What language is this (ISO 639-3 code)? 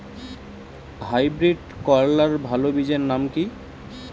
ben